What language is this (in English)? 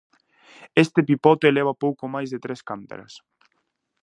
Galician